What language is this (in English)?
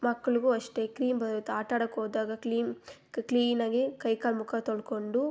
Kannada